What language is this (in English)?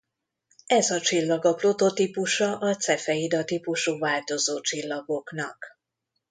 Hungarian